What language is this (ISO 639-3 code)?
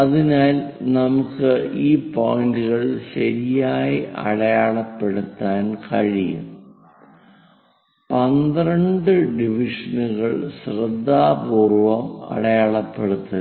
mal